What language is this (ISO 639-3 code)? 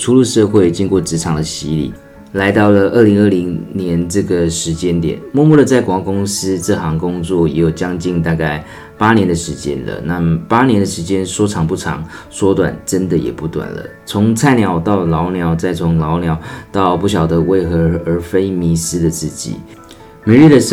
zho